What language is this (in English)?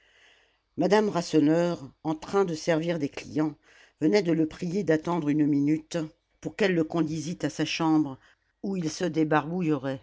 French